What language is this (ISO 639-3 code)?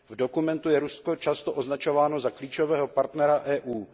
ces